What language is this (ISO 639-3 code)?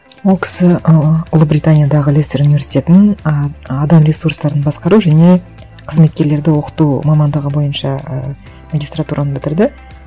kaz